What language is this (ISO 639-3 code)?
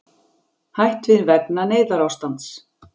isl